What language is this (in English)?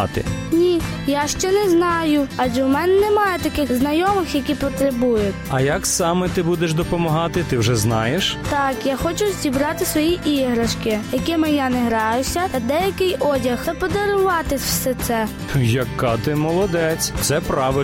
Ukrainian